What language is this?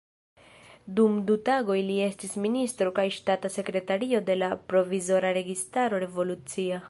Esperanto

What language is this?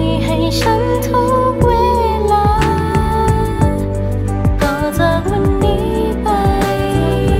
Thai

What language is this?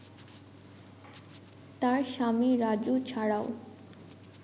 Bangla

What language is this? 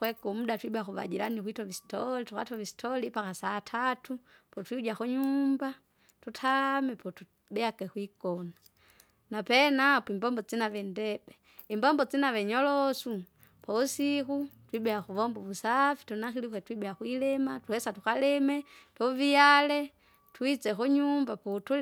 Kinga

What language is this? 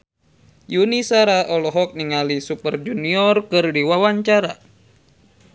Sundanese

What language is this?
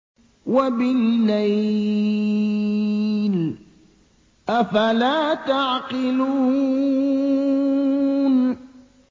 Arabic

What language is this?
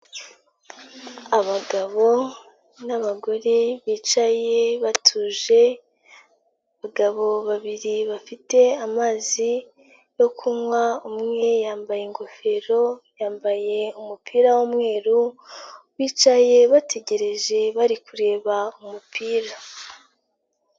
Kinyarwanda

